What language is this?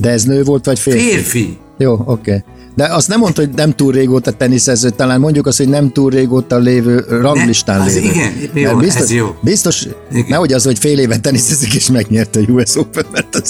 Hungarian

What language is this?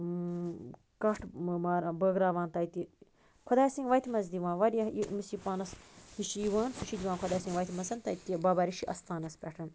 Kashmiri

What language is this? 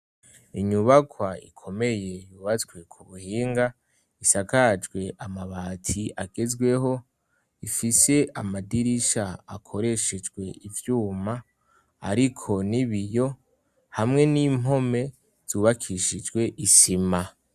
Rundi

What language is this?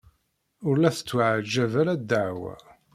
Kabyle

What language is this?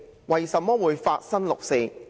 Cantonese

